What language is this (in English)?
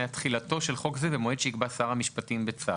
Hebrew